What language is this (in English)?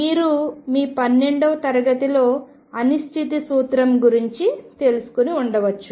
Telugu